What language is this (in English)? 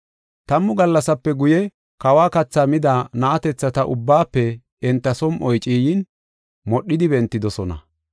Gofa